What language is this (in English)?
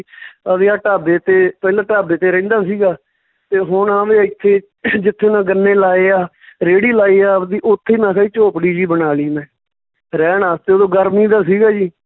Punjabi